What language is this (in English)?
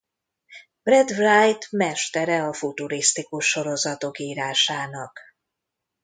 Hungarian